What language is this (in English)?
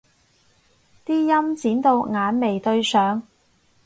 Cantonese